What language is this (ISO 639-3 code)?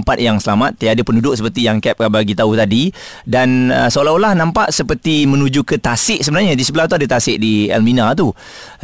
msa